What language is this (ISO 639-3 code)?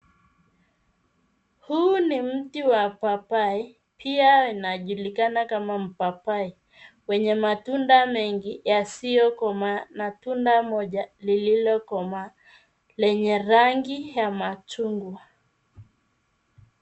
swa